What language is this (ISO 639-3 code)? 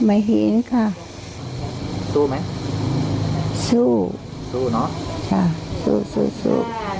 tha